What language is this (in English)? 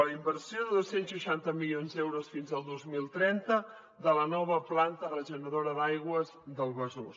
Catalan